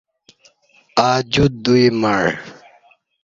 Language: Kati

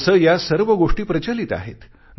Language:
Marathi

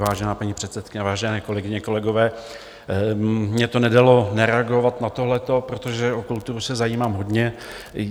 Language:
Czech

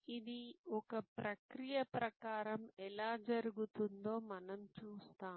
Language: Telugu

